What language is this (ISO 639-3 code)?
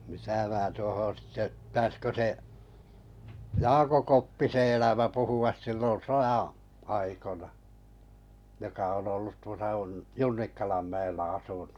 fin